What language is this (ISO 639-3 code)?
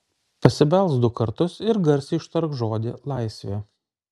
lit